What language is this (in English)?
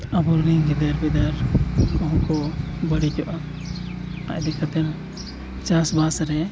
Santali